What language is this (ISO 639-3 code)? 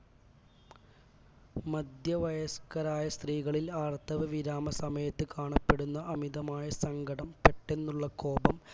mal